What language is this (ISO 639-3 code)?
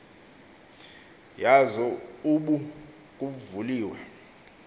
xho